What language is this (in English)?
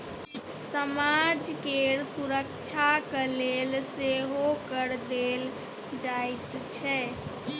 Maithili